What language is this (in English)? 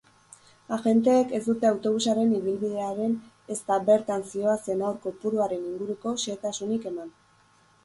Basque